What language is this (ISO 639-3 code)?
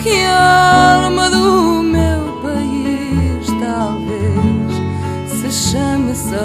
ron